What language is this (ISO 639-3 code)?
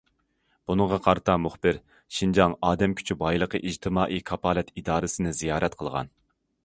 uig